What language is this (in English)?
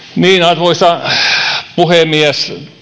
Finnish